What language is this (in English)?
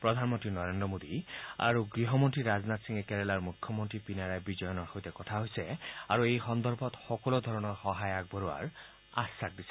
Assamese